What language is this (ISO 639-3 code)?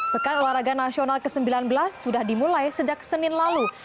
ind